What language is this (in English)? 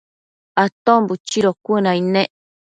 Matsés